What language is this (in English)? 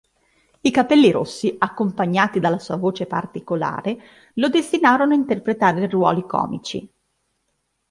Italian